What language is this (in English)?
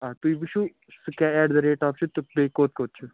Kashmiri